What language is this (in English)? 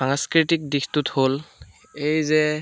Assamese